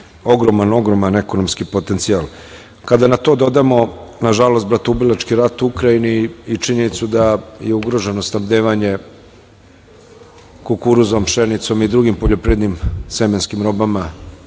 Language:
Serbian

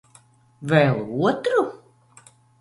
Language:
Latvian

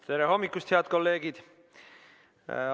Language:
Estonian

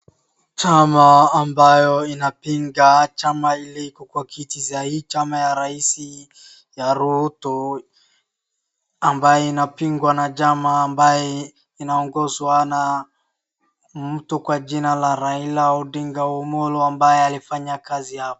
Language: Swahili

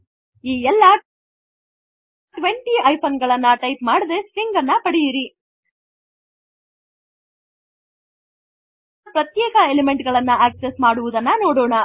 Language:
Kannada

